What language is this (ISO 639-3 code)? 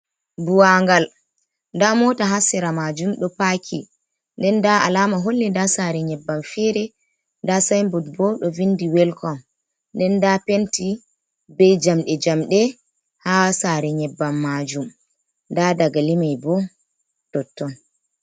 ful